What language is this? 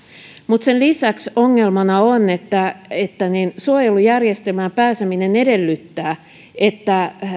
Finnish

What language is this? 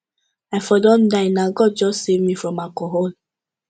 Nigerian Pidgin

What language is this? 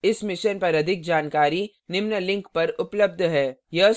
Hindi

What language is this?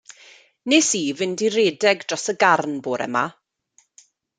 Welsh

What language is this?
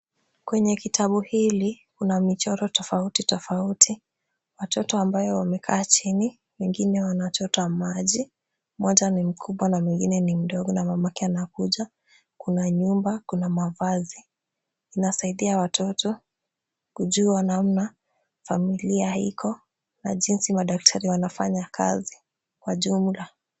Swahili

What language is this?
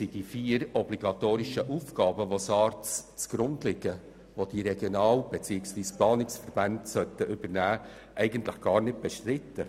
Swiss German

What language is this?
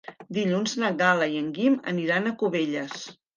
Catalan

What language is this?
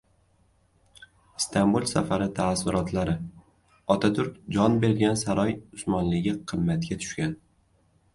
Uzbek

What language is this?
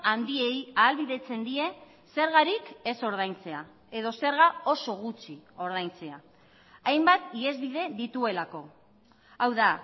Basque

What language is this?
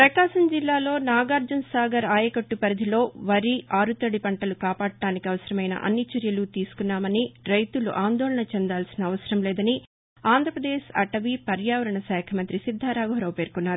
Telugu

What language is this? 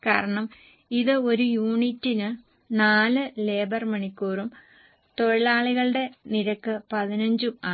Malayalam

